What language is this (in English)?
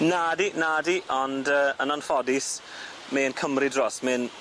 Welsh